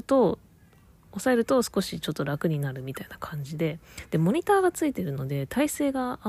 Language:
Japanese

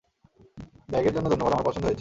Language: Bangla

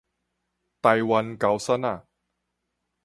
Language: Min Nan Chinese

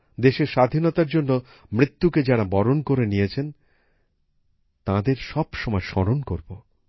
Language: Bangla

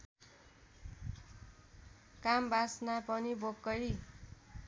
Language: Nepali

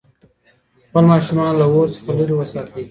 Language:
Pashto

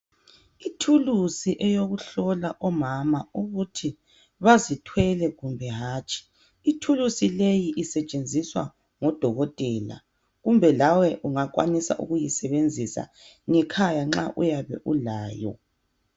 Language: North Ndebele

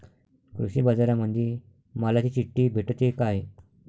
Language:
Marathi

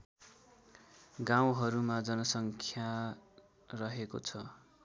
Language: Nepali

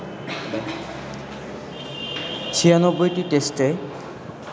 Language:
Bangla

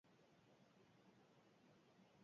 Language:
Basque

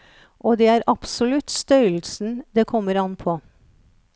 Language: Norwegian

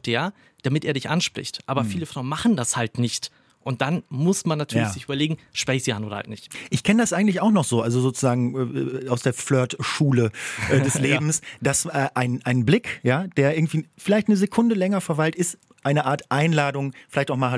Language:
German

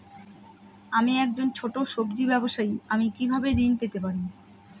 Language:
Bangla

